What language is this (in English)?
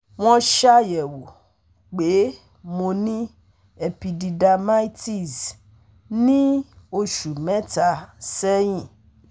Yoruba